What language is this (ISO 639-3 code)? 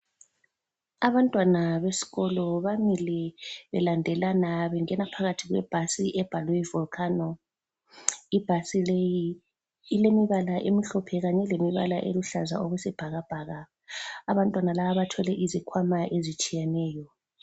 nde